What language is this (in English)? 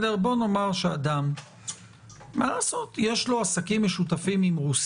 Hebrew